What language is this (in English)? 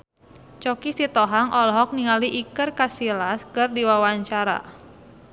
Sundanese